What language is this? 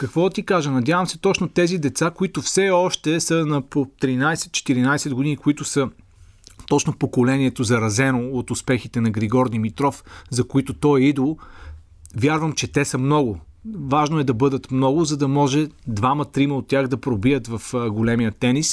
Bulgarian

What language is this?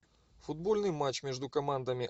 Russian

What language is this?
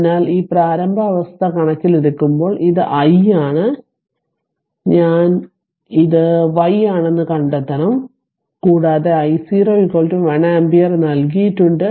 Malayalam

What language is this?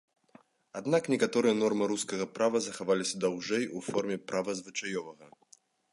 Belarusian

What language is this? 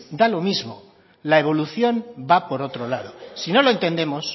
Spanish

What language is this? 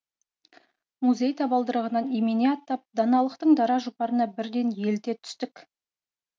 Kazakh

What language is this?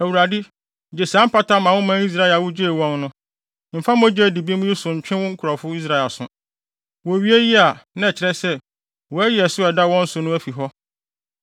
Akan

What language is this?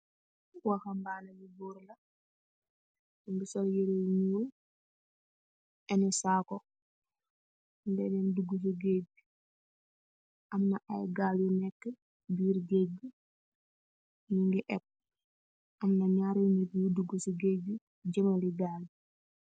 Wolof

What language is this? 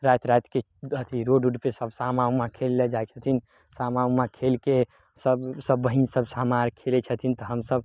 Maithili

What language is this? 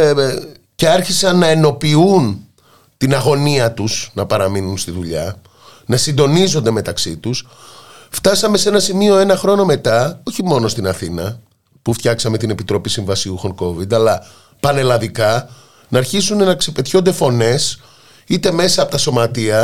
Greek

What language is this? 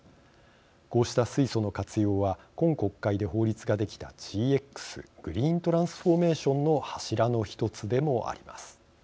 Japanese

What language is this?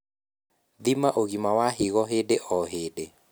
Kikuyu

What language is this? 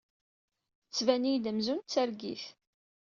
Kabyle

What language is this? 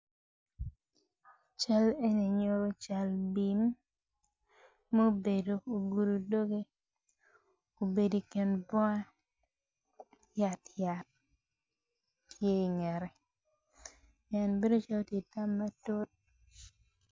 Acoli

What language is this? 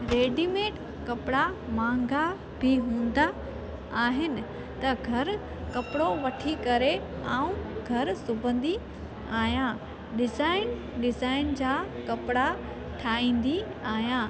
Sindhi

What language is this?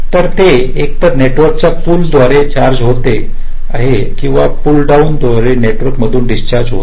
Marathi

